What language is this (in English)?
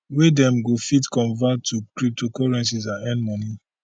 Nigerian Pidgin